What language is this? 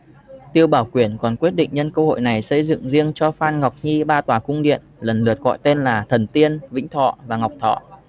Vietnamese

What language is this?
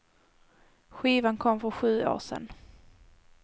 Swedish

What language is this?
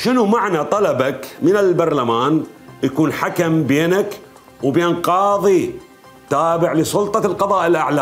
Arabic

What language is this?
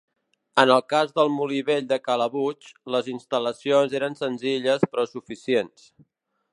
Catalan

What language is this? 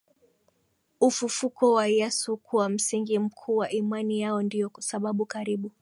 Swahili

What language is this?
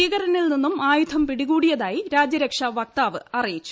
Malayalam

